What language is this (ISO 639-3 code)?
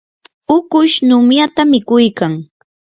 qur